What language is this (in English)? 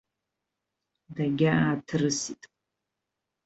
Abkhazian